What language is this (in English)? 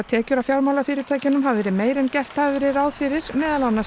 Icelandic